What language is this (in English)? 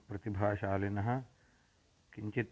Sanskrit